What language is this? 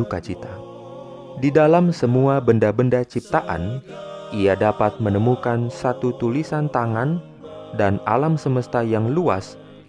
Indonesian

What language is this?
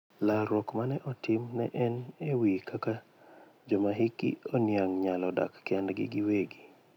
Luo (Kenya and Tanzania)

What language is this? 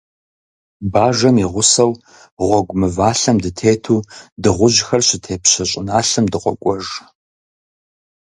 Kabardian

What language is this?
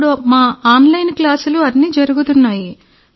Telugu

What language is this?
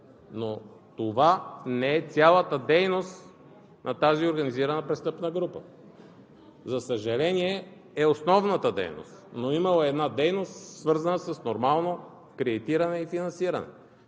Bulgarian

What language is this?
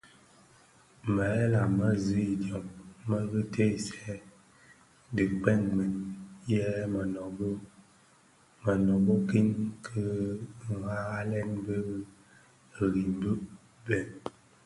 Bafia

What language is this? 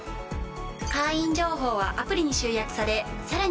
Japanese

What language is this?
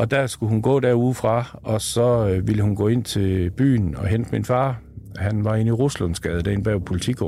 Danish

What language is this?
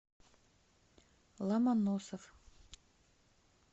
Russian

